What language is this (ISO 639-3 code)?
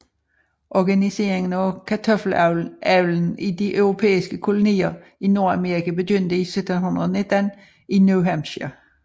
dan